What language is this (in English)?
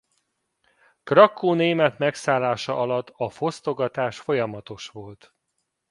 Hungarian